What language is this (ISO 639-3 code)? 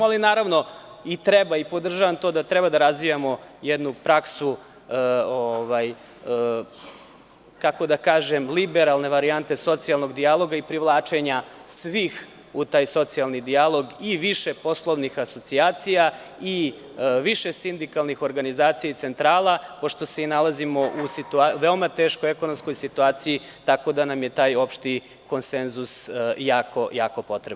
srp